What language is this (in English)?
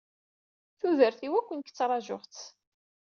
Kabyle